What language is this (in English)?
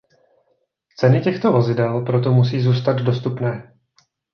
Czech